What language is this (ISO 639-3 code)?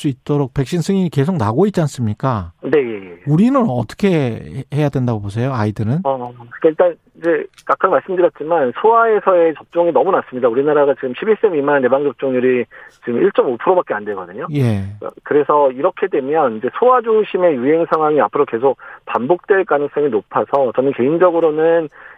kor